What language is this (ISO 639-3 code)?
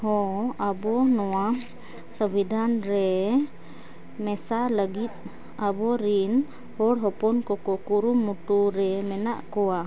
sat